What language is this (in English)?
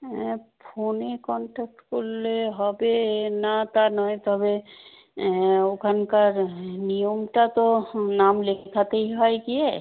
Bangla